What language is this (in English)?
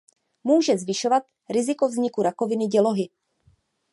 Czech